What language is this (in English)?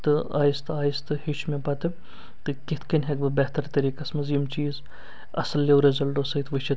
Kashmiri